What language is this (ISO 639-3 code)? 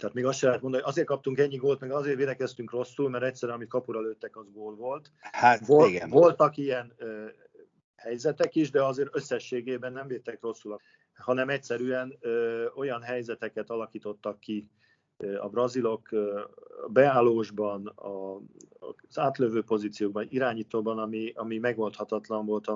hun